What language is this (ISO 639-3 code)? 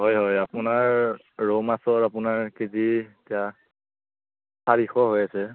asm